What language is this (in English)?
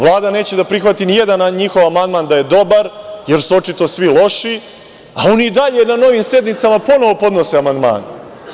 Serbian